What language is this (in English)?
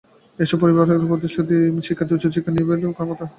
Bangla